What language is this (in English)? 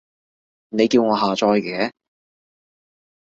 Cantonese